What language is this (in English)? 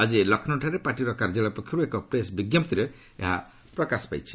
Odia